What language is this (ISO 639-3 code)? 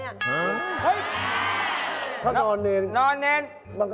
tha